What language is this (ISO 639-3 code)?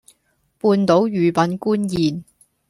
yue